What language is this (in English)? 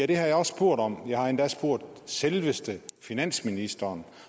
Danish